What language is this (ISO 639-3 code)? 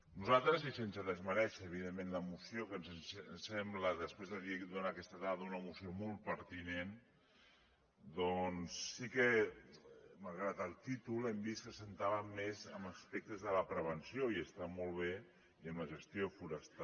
cat